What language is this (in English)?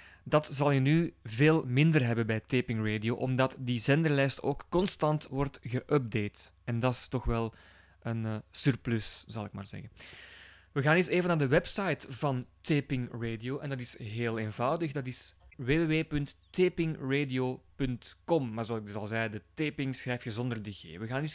Dutch